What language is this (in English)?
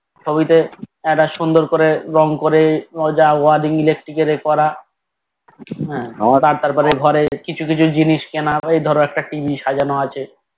Bangla